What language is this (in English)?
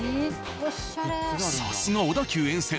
Japanese